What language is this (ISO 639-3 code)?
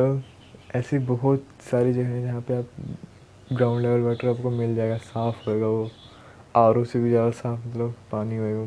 hin